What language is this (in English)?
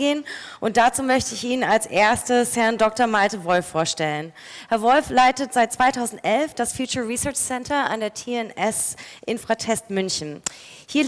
German